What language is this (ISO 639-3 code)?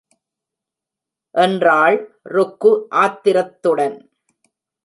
tam